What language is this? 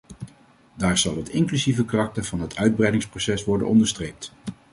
Dutch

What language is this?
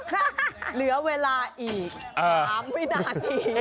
Thai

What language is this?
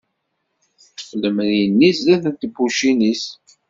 Kabyle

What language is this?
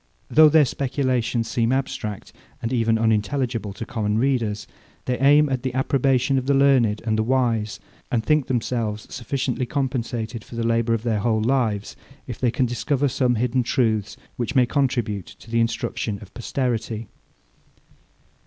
English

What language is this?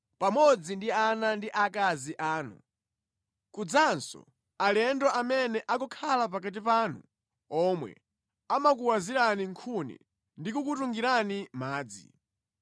Nyanja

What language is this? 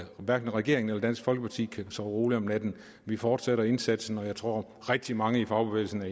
Danish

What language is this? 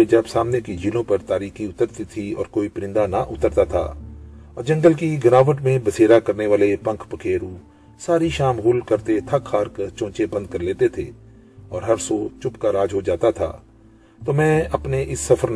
Urdu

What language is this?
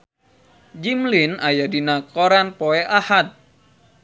Sundanese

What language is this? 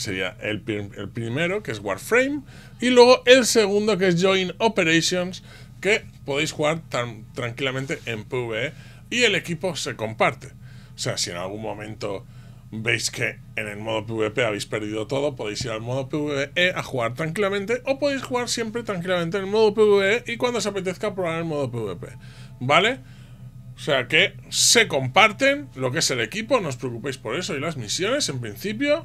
Spanish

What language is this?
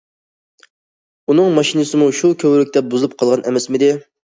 Uyghur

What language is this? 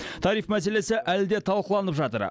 Kazakh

